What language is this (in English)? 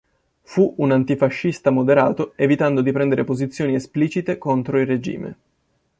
Italian